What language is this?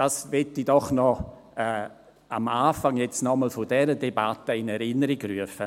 Swiss German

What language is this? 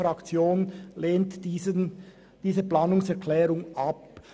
Swiss German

